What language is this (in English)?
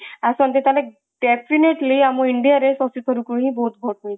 Odia